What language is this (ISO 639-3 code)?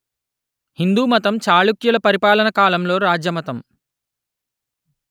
tel